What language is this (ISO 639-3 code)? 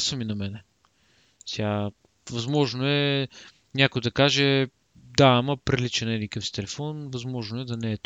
bul